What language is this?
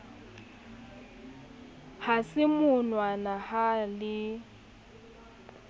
Southern Sotho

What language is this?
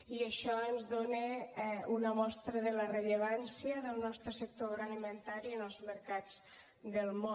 Catalan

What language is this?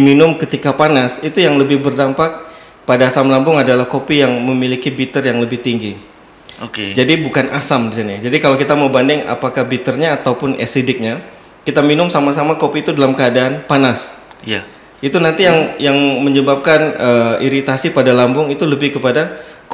Indonesian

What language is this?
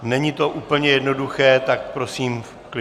Czech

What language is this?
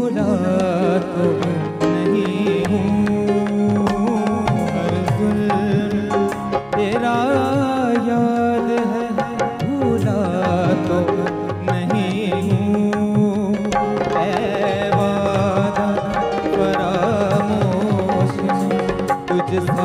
Arabic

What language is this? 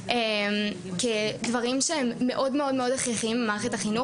Hebrew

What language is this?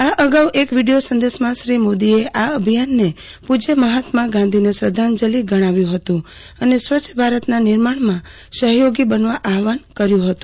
Gujarati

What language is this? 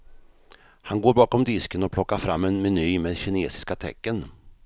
Swedish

